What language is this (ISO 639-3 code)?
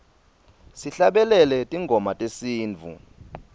ssw